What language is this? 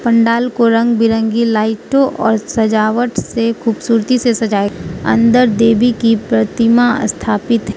Hindi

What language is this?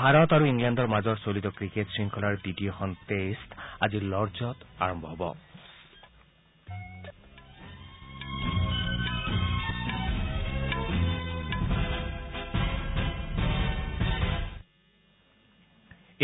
Assamese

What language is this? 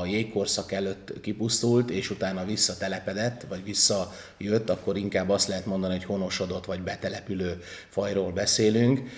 Hungarian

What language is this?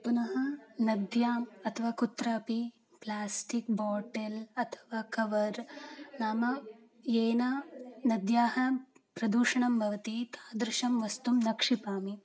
Sanskrit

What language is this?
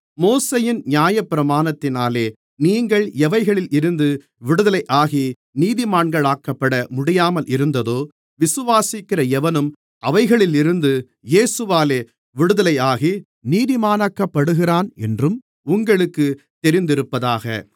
Tamil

